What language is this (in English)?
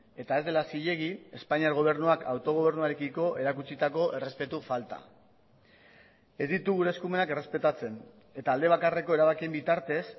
Basque